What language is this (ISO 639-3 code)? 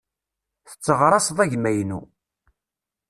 kab